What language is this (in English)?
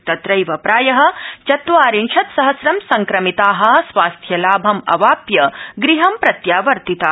Sanskrit